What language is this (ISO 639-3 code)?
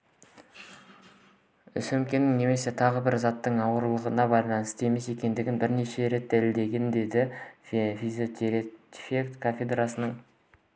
kaz